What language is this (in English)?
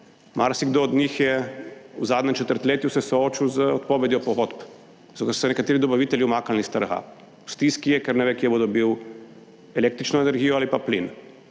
Slovenian